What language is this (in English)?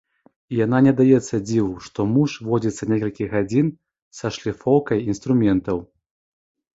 Belarusian